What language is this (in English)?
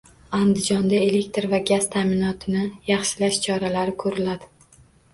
Uzbek